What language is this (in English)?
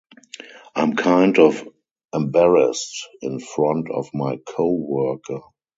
English